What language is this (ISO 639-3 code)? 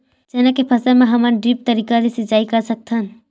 hne